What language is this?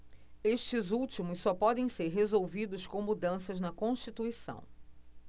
Portuguese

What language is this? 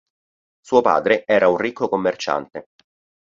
Italian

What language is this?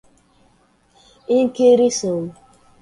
Portuguese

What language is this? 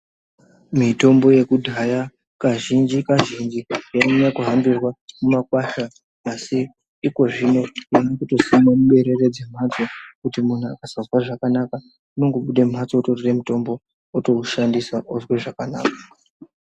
Ndau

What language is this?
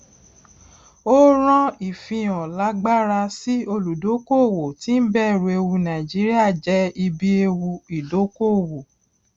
Yoruba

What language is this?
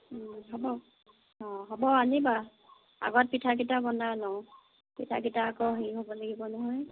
Assamese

